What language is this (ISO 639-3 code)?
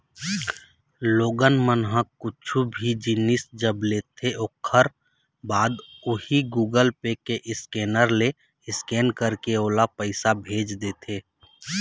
hne